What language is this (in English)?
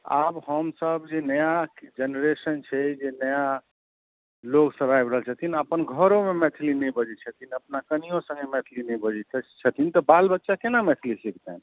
Maithili